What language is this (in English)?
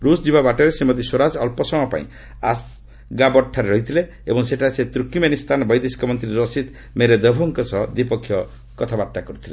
Odia